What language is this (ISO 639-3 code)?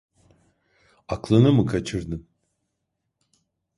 tur